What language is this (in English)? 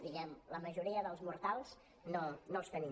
Catalan